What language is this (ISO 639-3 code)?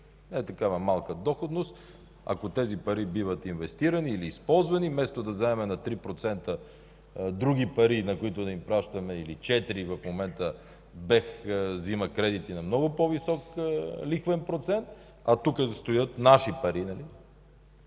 bul